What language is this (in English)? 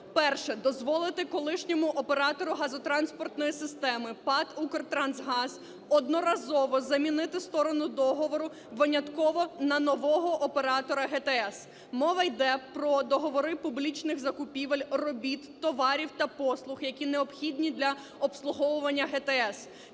Ukrainian